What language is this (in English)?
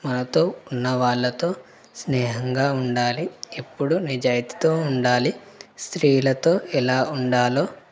Telugu